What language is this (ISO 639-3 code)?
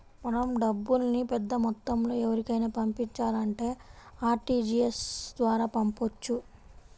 tel